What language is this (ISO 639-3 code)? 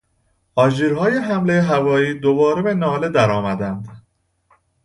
fas